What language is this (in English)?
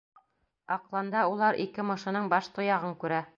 Bashkir